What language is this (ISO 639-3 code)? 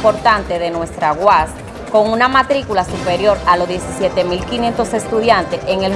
spa